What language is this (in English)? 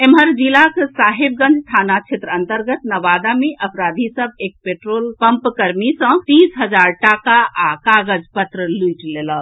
Maithili